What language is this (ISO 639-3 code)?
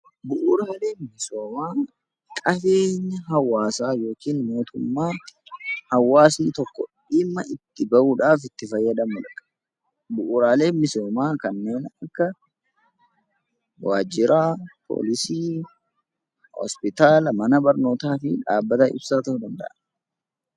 orm